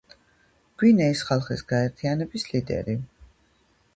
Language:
Georgian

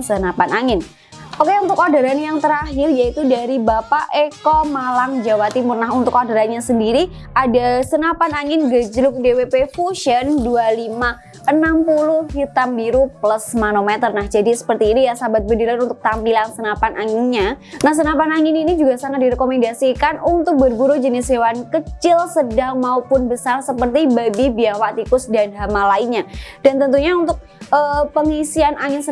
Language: Indonesian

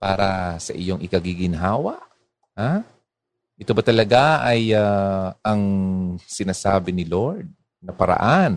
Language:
Filipino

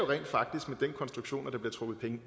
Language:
Danish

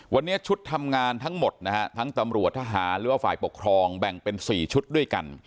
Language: Thai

